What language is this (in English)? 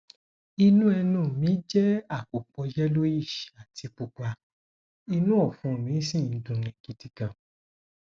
Yoruba